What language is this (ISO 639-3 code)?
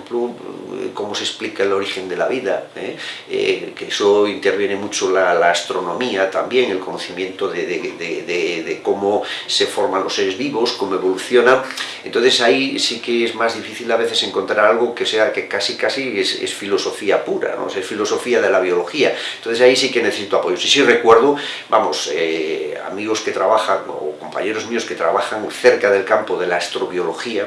spa